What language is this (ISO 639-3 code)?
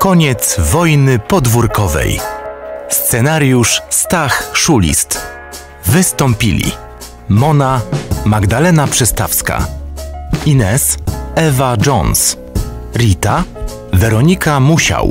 pol